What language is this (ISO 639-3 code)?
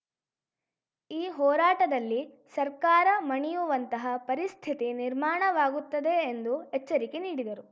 kan